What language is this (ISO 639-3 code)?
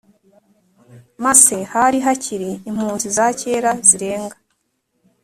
kin